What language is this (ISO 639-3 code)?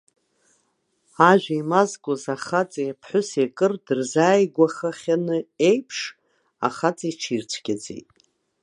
abk